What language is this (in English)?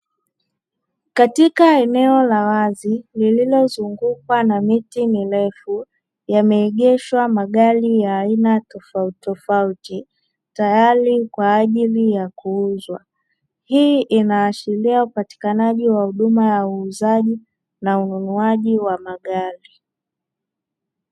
Swahili